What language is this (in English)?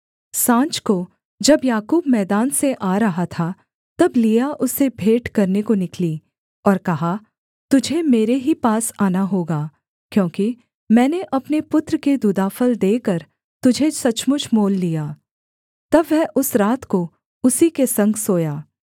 Hindi